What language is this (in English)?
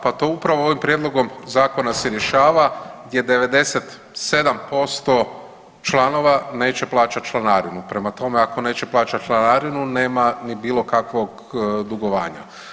Croatian